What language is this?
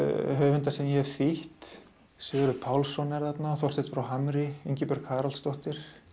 Icelandic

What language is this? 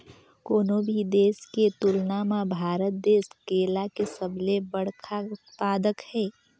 Chhattisgarhi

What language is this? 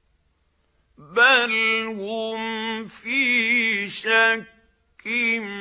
Arabic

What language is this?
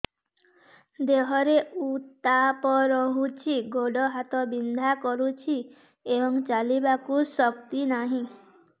Odia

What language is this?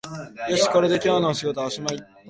Japanese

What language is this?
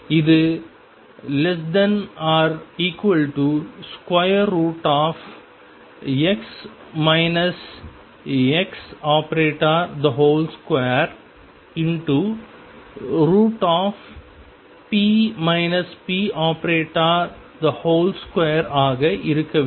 Tamil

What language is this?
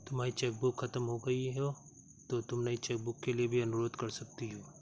Hindi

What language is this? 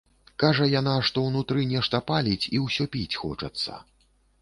Belarusian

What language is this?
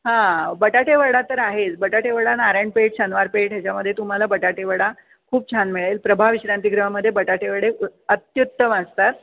Marathi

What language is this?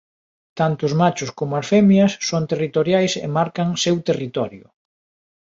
Galician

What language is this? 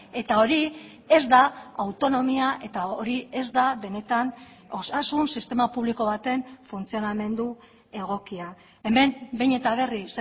Basque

